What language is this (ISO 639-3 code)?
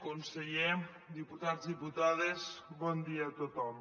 cat